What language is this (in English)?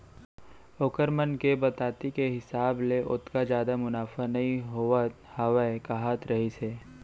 Chhattisgarhi